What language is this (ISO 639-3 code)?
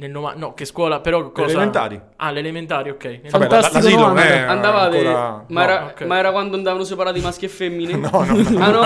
ita